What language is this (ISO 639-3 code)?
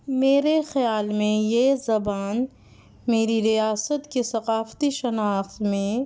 urd